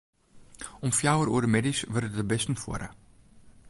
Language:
Western Frisian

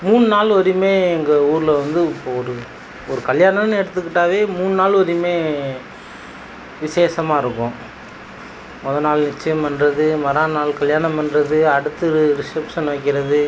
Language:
Tamil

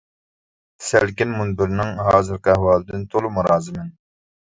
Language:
Uyghur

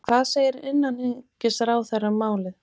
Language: Icelandic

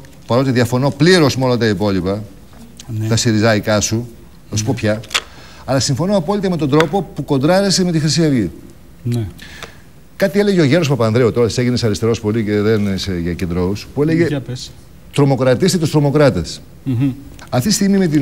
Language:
Greek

